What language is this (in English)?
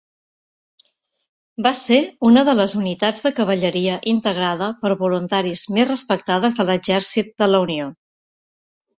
Catalan